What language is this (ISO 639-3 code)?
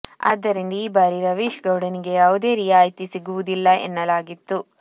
kan